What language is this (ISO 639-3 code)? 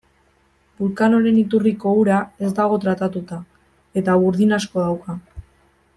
eus